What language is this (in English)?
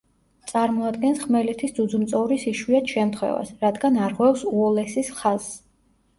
Georgian